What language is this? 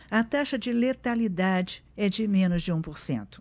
Portuguese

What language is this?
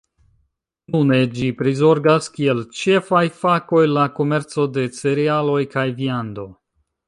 Esperanto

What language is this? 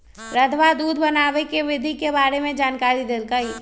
Magahi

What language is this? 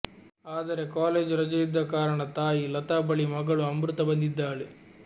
Kannada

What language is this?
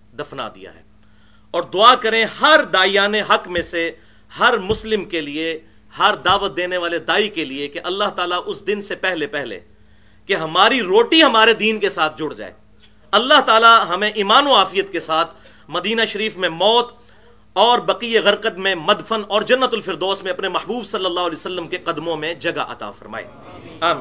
Urdu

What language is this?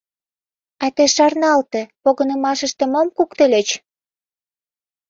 Mari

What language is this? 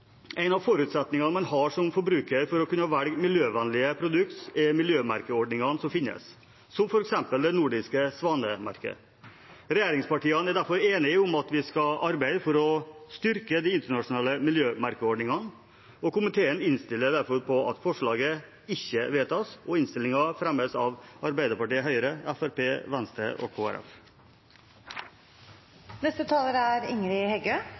Norwegian Bokmål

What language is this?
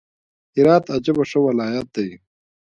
Pashto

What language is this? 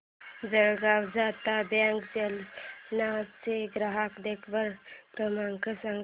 Marathi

